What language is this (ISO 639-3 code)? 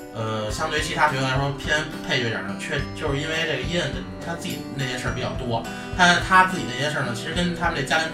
zho